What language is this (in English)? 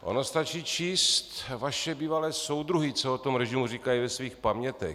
Czech